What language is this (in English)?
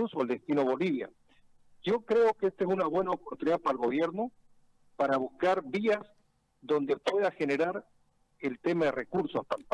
Spanish